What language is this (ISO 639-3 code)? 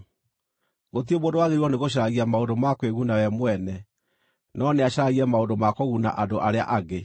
kik